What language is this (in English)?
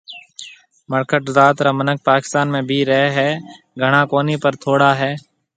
Marwari (Pakistan)